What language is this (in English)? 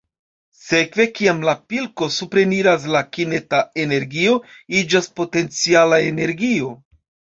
Esperanto